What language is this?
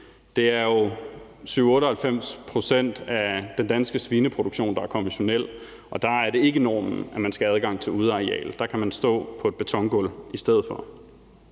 Danish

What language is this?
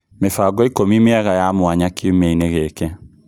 Kikuyu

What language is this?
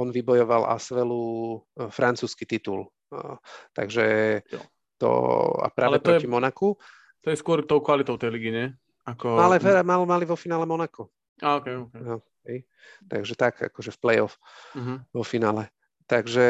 Slovak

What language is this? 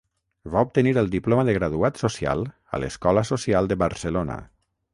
Catalan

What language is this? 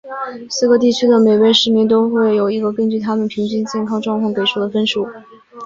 Chinese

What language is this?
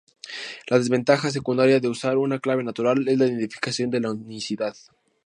Spanish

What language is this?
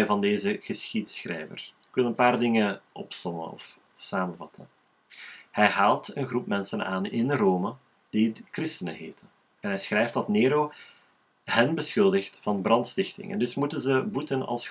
Dutch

